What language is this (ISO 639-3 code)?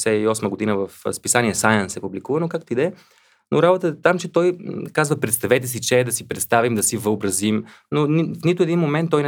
bul